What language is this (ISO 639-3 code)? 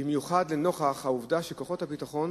heb